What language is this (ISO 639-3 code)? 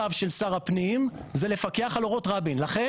heb